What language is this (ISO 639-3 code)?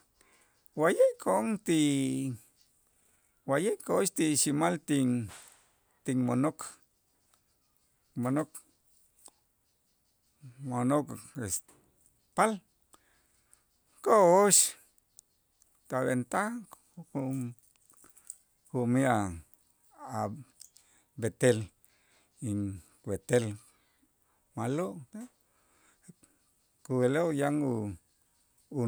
itz